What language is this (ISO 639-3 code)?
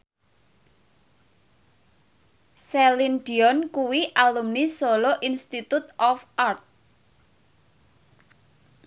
jav